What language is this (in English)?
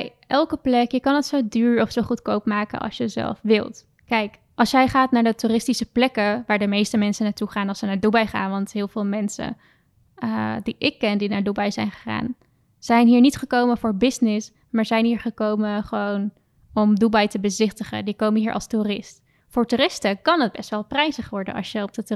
Dutch